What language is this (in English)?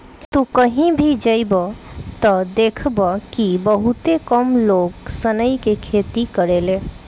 Bhojpuri